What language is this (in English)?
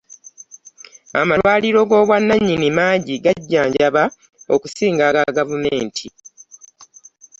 Ganda